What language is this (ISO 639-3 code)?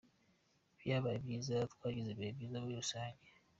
kin